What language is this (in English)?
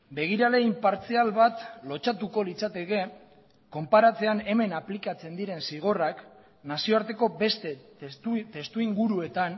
Basque